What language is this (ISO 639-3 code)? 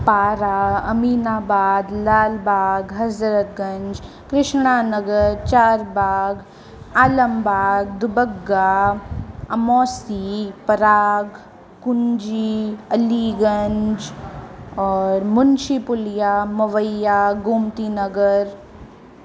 snd